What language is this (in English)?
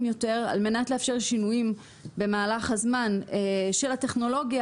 Hebrew